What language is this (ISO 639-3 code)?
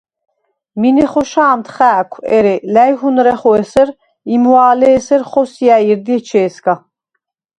sva